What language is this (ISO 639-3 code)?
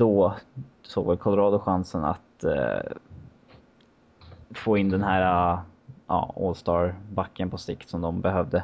swe